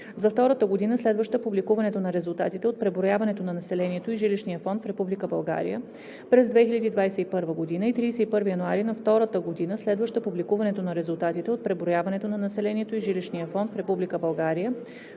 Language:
Bulgarian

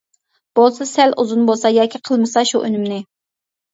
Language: Uyghur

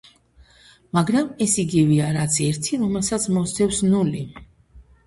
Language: Georgian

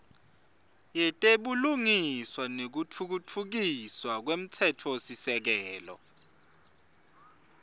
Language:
Swati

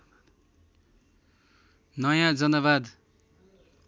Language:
Nepali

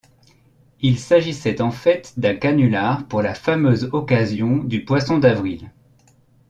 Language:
French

